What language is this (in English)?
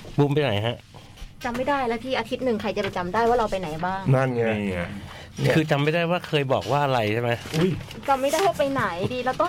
Thai